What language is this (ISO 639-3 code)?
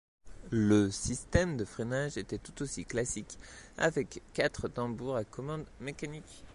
fra